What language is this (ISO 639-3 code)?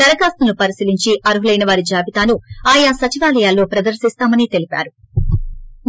tel